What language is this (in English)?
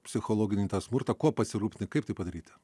Lithuanian